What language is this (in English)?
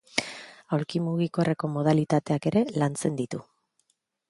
Basque